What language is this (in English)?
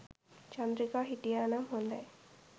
Sinhala